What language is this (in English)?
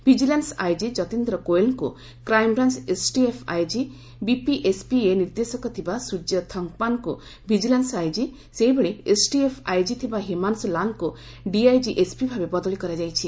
Odia